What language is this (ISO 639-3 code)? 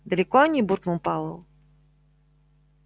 rus